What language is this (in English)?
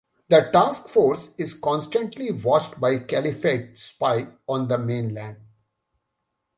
English